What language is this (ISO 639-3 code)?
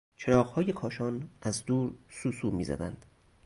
fas